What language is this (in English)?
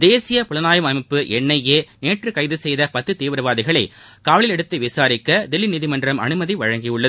Tamil